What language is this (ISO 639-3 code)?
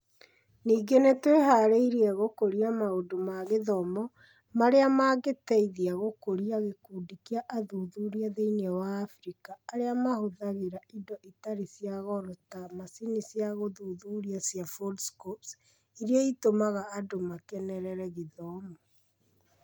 kik